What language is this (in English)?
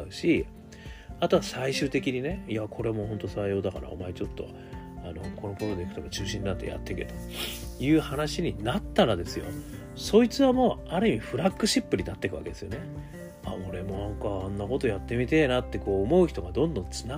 Japanese